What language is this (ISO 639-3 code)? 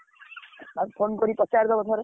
ori